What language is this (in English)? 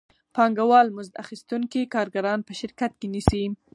Pashto